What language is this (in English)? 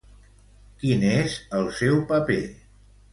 Catalan